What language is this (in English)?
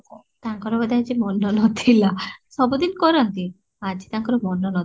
Odia